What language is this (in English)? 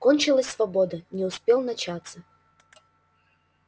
Russian